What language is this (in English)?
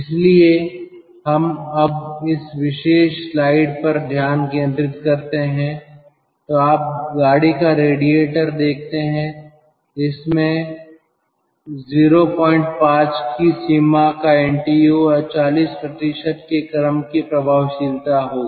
Hindi